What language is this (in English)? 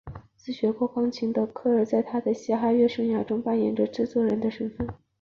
Chinese